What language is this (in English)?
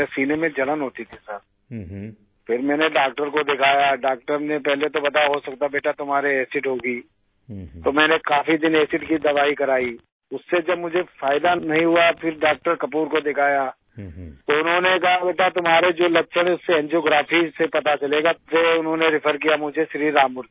Hindi